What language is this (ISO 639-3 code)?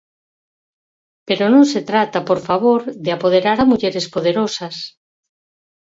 glg